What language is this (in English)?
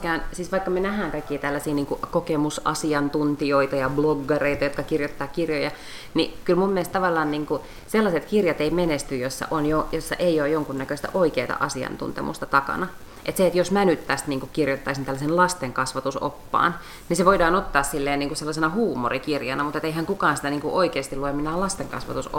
Finnish